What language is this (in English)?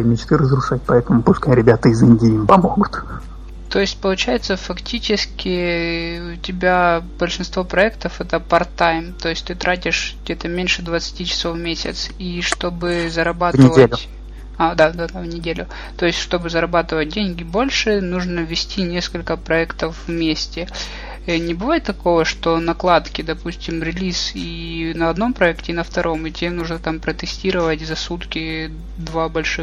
Russian